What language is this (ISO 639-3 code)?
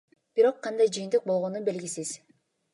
kir